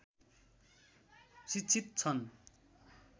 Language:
Nepali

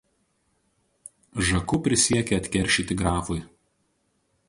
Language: Lithuanian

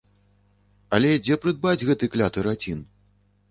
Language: Belarusian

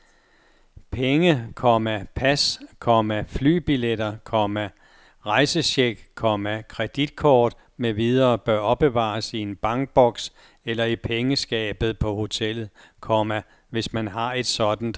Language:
Danish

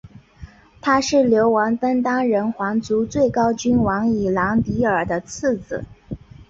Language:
Chinese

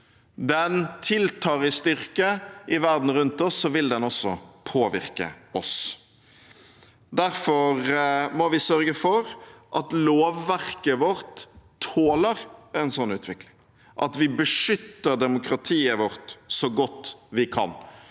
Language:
Norwegian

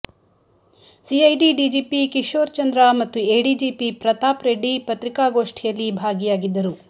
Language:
Kannada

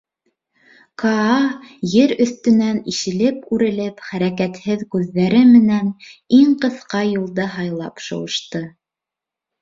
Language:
Bashkir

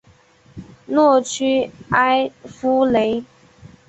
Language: Chinese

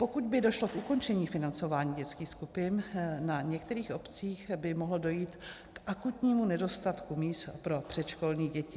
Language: Czech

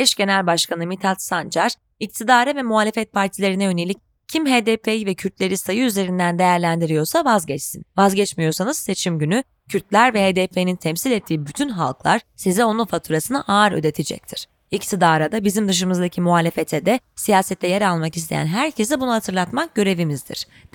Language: Turkish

